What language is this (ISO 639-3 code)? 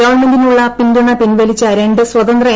mal